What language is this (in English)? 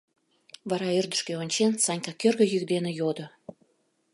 Mari